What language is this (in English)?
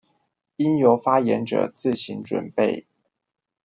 Chinese